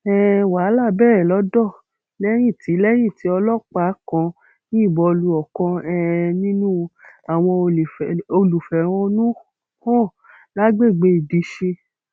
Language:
Yoruba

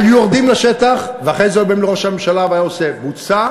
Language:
Hebrew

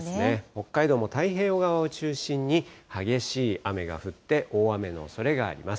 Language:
Japanese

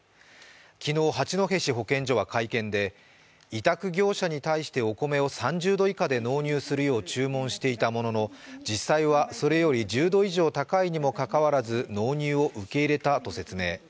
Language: Japanese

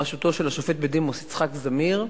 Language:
Hebrew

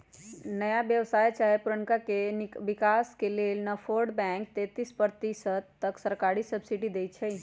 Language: Magahi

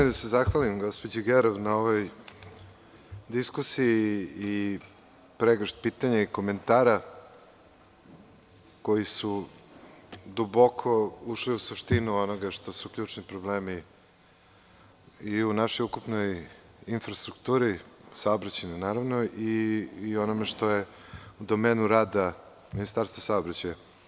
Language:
Serbian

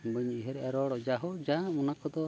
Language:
Santali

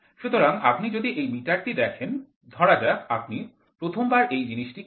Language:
Bangla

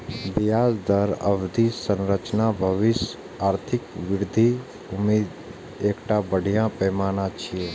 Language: Maithili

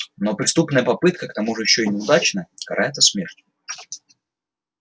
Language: Russian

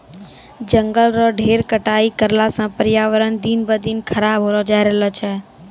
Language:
Maithili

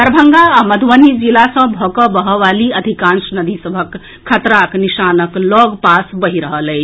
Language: Maithili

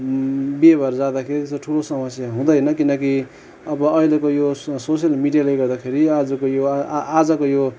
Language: Nepali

